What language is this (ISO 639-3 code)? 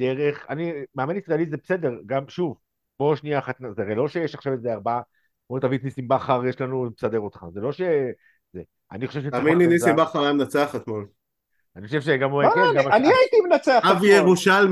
heb